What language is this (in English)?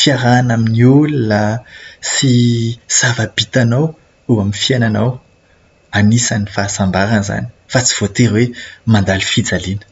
Malagasy